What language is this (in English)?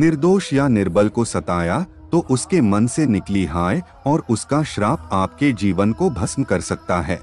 Hindi